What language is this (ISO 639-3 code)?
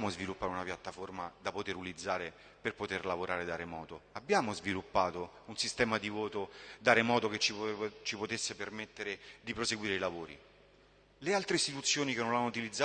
ita